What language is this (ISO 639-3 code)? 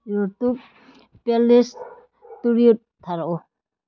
mni